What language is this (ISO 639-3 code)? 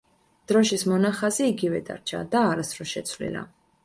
kat